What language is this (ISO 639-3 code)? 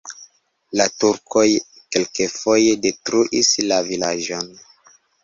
epo